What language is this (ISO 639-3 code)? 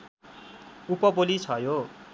nep